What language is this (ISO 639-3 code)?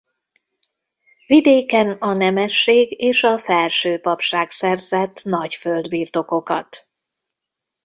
hun